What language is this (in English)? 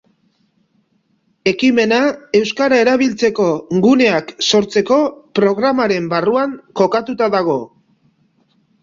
Basque